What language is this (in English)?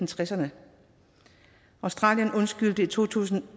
Danish